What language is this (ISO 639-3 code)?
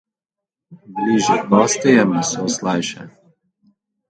slv